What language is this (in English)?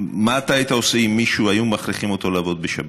Hebrew